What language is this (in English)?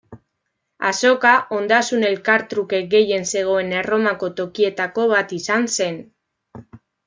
Basque